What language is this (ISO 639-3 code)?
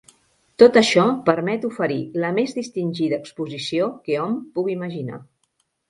cat